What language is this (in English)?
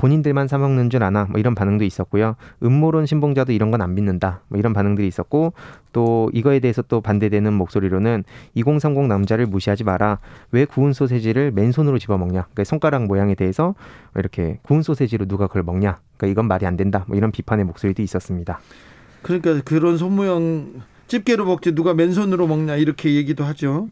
Korean